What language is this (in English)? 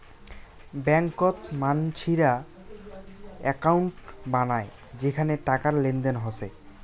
Bangla